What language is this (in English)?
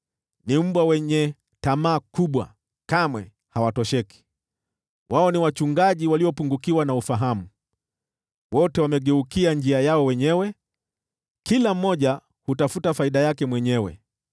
Swahili